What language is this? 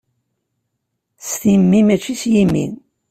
Kabyle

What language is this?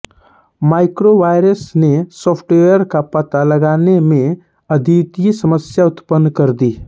Hindi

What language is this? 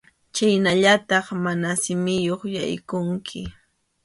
Arequipa-La Unión Quechua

